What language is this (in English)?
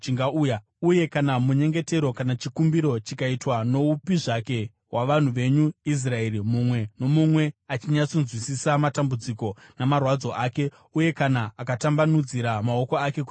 Shona